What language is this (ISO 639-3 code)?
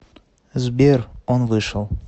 rus